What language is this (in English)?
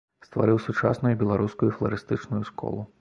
Belarusian